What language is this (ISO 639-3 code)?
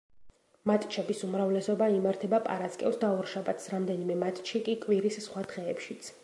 kat